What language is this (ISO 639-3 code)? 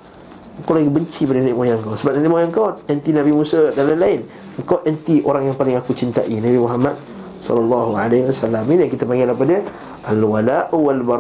msa